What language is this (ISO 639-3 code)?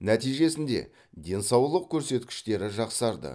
kaz